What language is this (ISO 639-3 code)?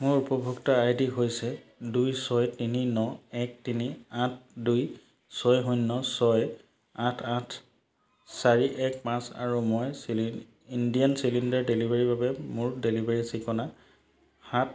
asm